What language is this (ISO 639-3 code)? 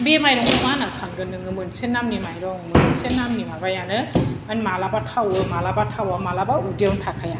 brx